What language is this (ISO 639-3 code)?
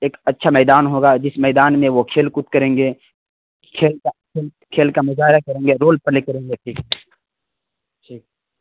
urd